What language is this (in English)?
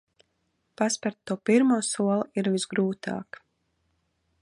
Latvian